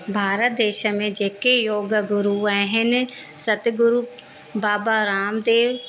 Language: Sindhi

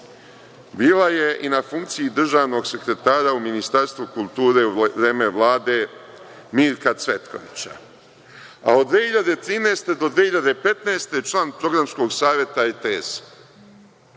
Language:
Serbian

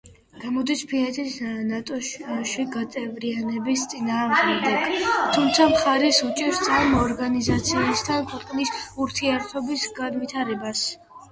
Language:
Georgian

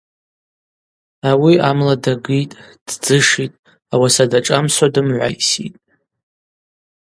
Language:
Abaza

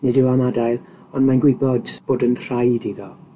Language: Welsh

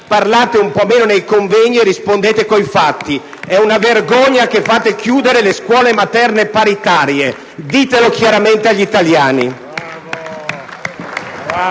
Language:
Italian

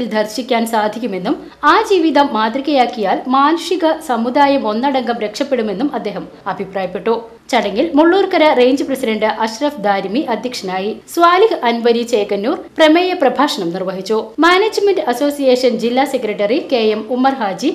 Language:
Malayalam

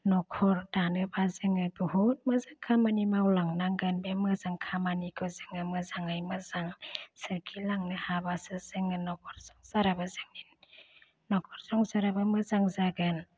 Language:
Bodo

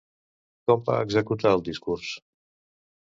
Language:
Catalan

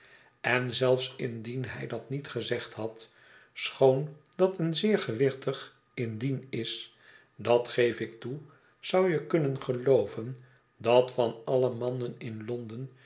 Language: Dutch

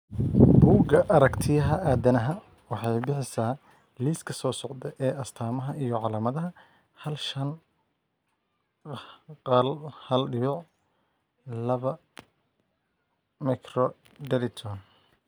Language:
Somali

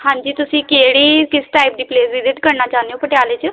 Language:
Punjabi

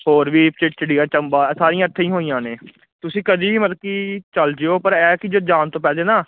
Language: Punjabi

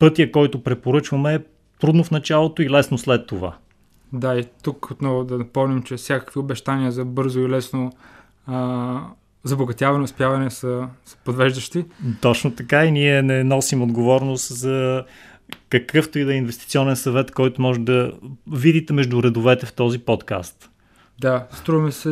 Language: Bulgarian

